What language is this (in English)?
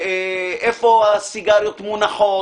Hebrew